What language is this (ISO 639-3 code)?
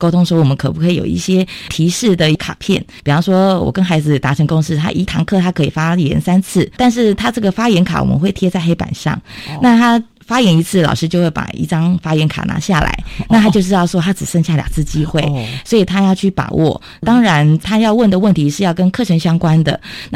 zho